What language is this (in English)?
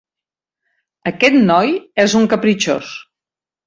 Catalan